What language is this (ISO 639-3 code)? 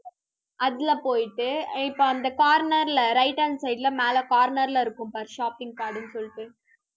tam